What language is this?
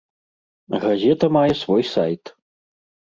Belarusian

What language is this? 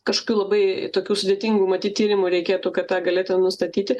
Lithuanian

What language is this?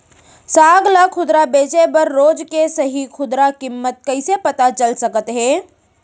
Chhattisgarhi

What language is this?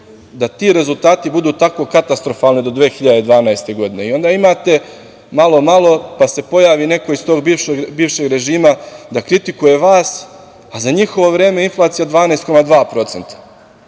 Serbian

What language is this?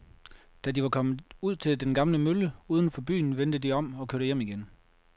Danish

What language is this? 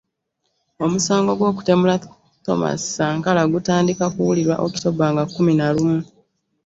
Ganda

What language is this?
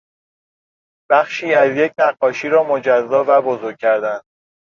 Persian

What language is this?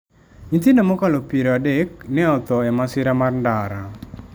Luo (Kenya and Tanzania)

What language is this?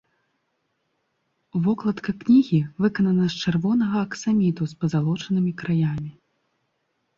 Belarusian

